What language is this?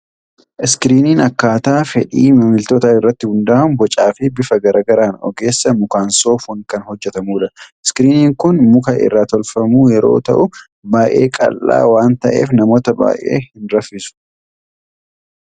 Oromo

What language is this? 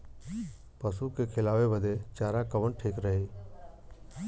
Bhojpuri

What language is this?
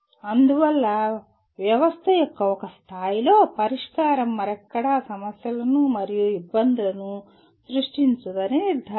Telugu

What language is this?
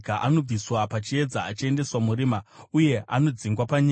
Shona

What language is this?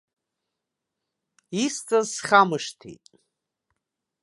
Abkhazian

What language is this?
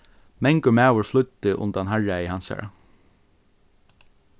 Faroese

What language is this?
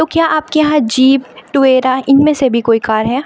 Urdu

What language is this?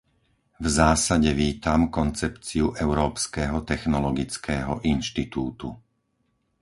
Slovak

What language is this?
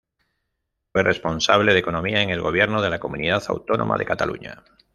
Spanish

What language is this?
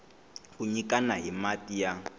Tsonga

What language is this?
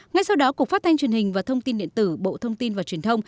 Vietnamese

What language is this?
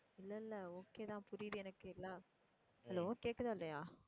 Tamil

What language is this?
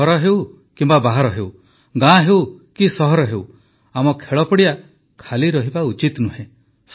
Odia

